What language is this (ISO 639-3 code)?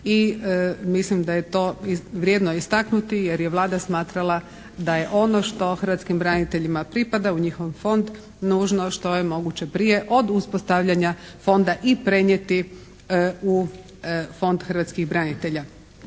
hrv